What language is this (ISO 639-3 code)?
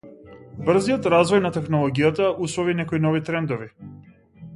mkd